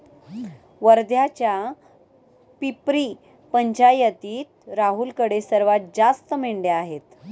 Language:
Marathi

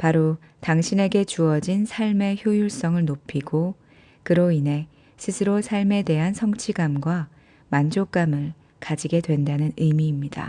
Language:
Korean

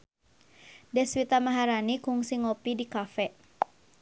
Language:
Sundanese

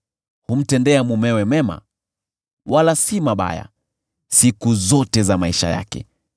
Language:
Swahili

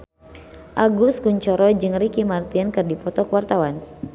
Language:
Sundanese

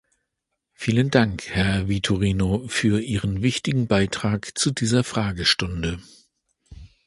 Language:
German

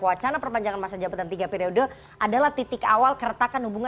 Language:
Indonesian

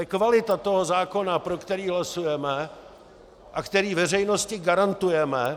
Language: Czech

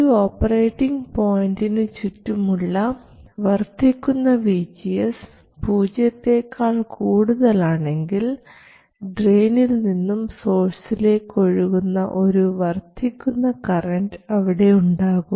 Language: Malayalam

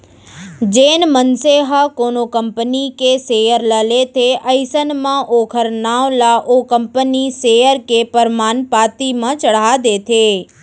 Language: Chhattisgarhi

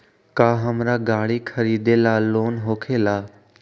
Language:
Magahi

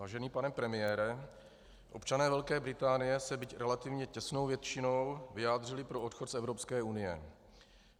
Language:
Czech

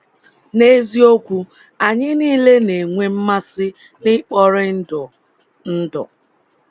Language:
Igbo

